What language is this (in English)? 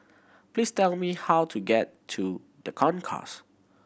English